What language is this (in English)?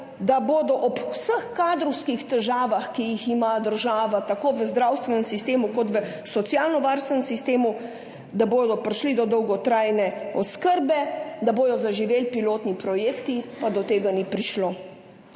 Slovenian